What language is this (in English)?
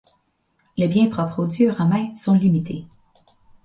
French